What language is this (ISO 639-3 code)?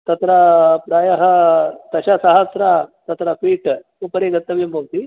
san